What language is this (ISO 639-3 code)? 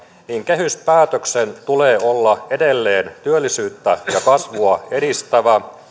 fin